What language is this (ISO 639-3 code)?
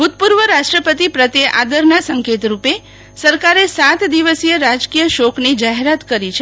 guj